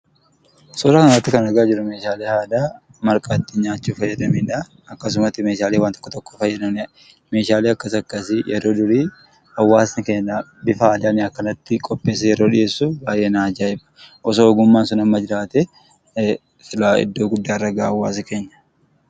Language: Oromo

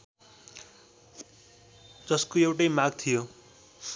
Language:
Nepali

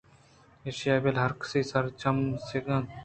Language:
Eastern Balochi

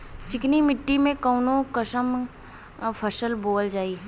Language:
Bhojpuri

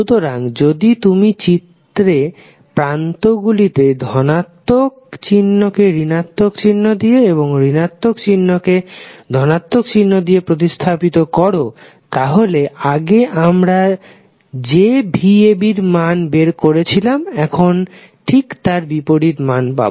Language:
Bangla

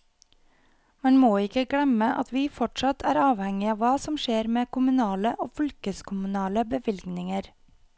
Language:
Norwegian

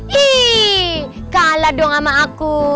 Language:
Indonesian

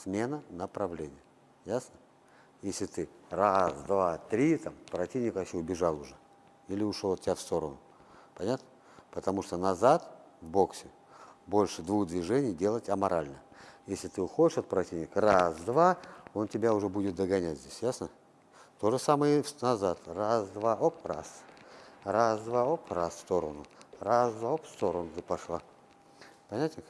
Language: Russian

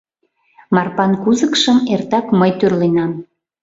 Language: Mari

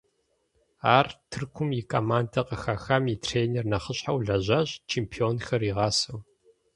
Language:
Kabardian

